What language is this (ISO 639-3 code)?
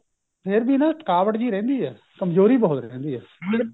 pan